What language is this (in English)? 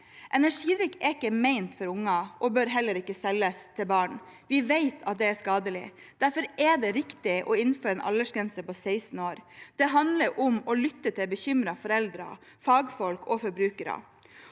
Norwegian